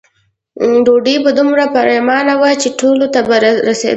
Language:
Pashto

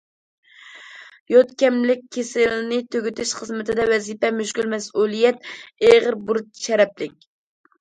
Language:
Uyghur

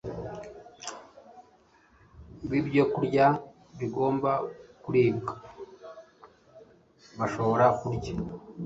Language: Kinyarwanda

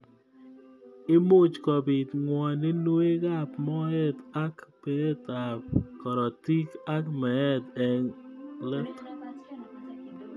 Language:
Kalenjin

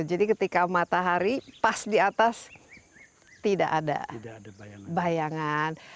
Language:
Indonesian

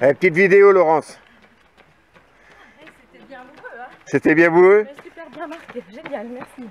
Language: French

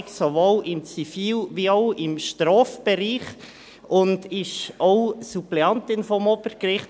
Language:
Swiss German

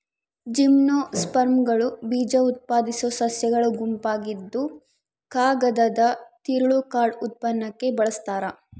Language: Kannada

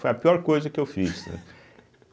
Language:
Portuguese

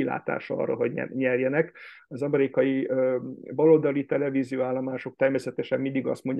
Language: Hungarian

